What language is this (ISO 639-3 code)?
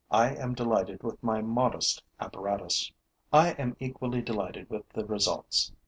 eng